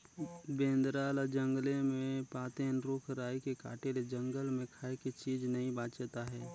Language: Chhattisgarhi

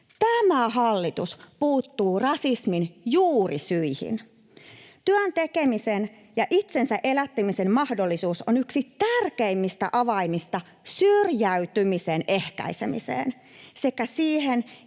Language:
Finnish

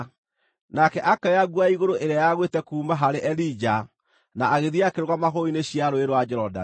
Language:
Kikuyu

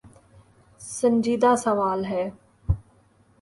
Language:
Urdu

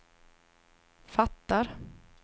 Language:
Swedish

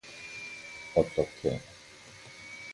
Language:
Korean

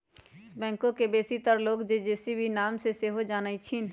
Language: Magahi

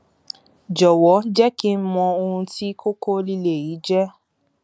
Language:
Yoruba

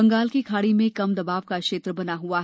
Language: Hindi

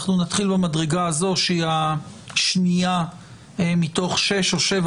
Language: Hebrew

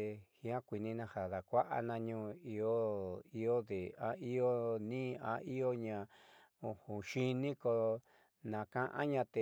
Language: Southeastern Nochixtlán Mixtec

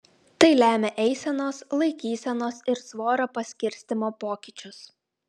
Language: Lithuanian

